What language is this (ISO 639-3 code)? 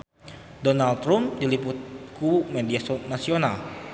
sun